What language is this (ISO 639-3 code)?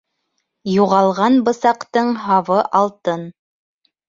bak